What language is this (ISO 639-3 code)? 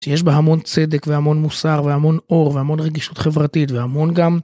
heb